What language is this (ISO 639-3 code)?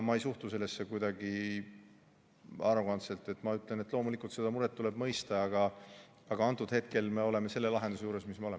est